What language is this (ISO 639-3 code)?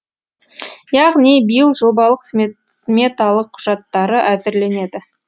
kaz